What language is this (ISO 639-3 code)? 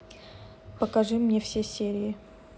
rus